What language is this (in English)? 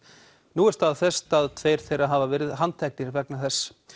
Icelandic